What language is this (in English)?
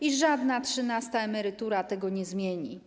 Polish